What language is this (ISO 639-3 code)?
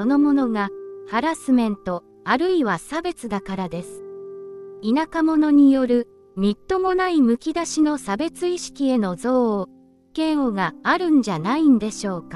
jpn